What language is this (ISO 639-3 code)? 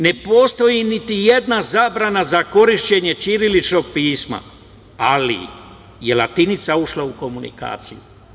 srp